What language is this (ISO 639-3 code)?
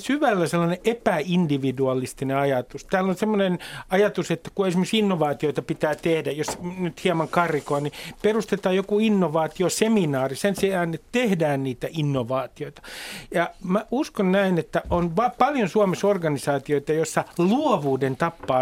fin